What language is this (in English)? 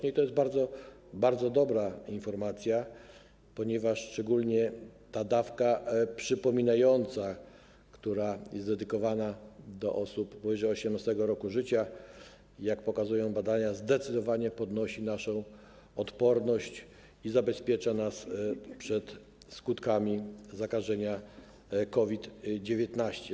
Polish